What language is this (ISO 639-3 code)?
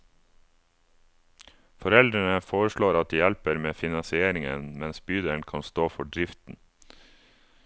nor